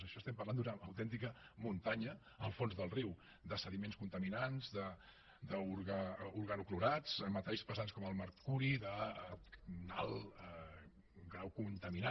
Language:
Catalan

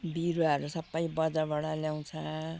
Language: Nepali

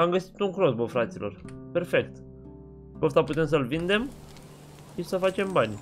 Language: Romanian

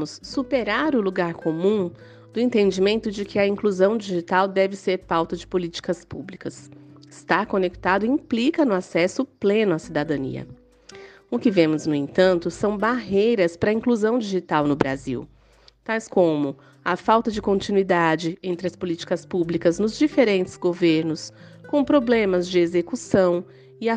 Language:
Portuguese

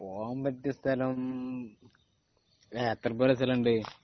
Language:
Malayalam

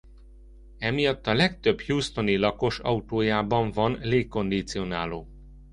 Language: Hungarian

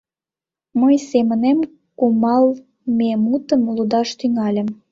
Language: Mari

